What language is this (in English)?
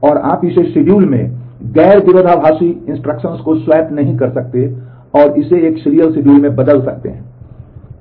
Hindi